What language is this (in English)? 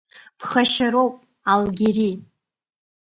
Abkhazian